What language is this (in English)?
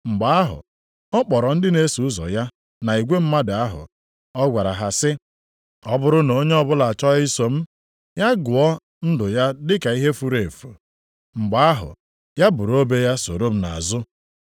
Igbo